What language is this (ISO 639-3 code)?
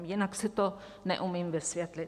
ces